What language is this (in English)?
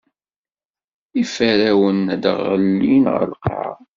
Kabyle